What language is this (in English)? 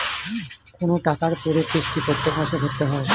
Bangla